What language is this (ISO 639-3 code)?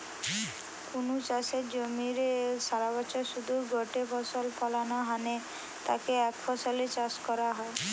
ben